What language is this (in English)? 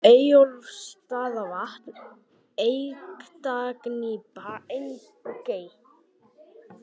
Icelandic